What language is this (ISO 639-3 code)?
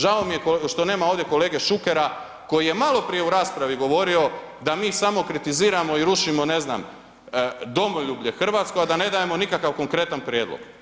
hrv